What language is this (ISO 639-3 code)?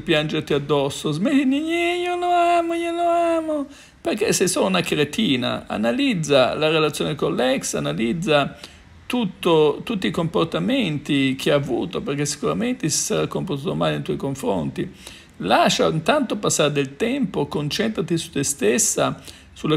ita